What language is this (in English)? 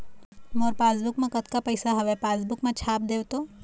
Chhattisgarhi